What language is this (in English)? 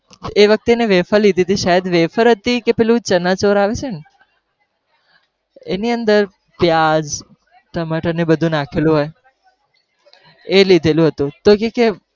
Gujarati